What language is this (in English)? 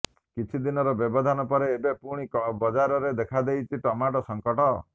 Odia